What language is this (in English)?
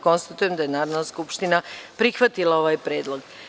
Serbian